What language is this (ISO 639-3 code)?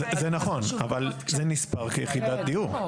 heb